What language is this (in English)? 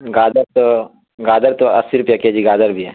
Urdu